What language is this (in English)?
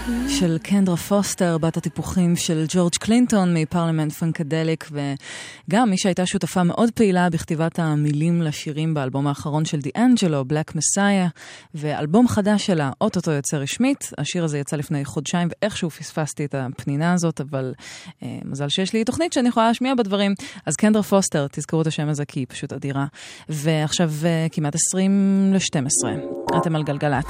Hebrew